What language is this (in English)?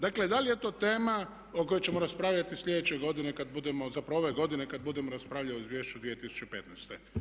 Croatian